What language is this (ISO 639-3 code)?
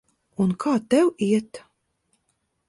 lav